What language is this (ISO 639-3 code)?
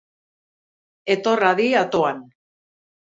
eus